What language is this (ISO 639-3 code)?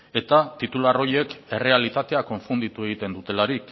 eus